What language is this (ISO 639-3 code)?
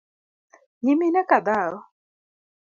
luo